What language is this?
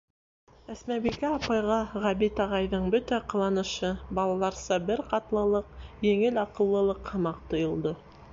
Bashkir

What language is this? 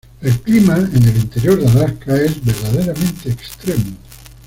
Spanish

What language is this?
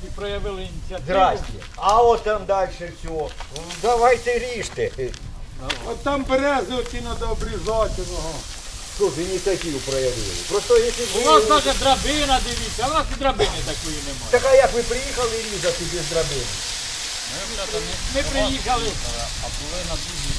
Russian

